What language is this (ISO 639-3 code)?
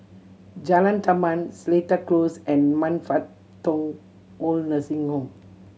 eng